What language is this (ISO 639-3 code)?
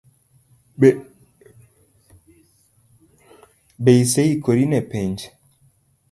luo